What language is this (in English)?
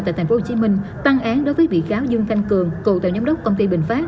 Vietnamese